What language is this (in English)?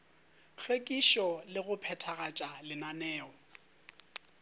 Northern Sotho